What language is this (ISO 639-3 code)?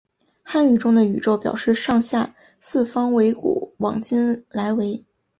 zho